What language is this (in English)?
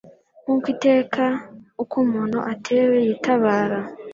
Kinyarwanda